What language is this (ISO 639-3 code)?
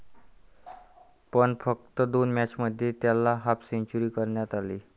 mar